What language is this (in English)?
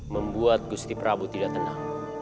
Indonesian